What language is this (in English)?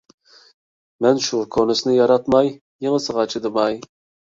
Uyghur